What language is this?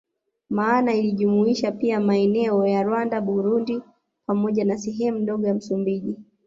Swahili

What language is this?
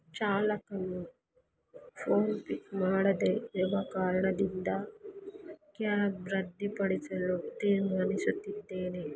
Kannada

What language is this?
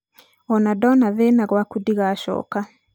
Kikuyu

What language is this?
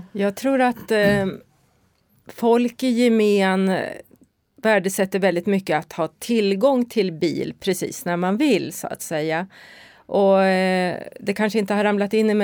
Swedish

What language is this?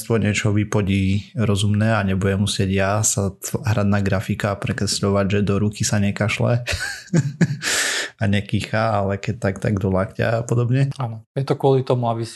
Slovak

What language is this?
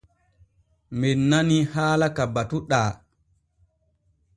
Borgu Fulfulde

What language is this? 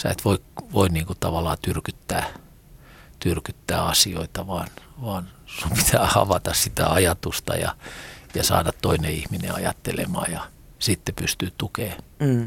Finnish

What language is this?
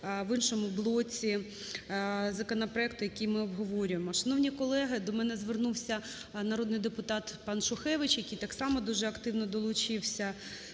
Ukrainian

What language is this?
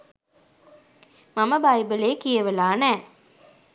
Sinhala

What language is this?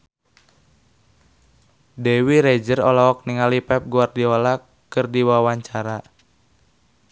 Sundanese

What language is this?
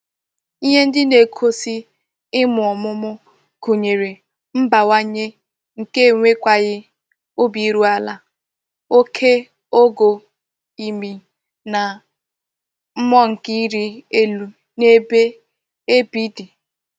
Igbo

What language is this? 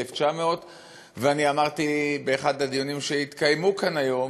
Hebrew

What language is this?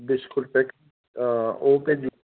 Dogri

